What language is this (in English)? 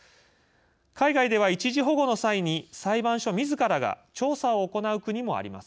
Japanese